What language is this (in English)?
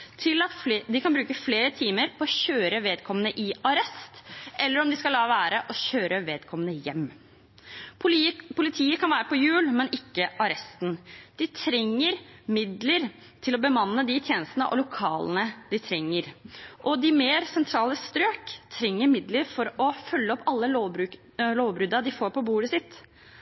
Norwegian Bokmål